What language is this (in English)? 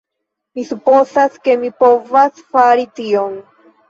Esperanto